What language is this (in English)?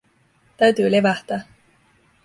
Finnish